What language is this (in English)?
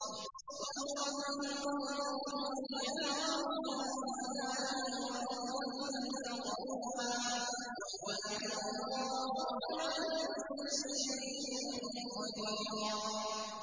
Arabic